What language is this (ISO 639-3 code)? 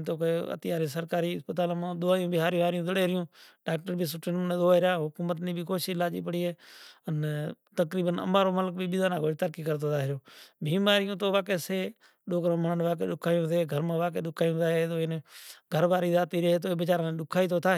gjk